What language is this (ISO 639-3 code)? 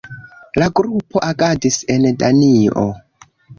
epo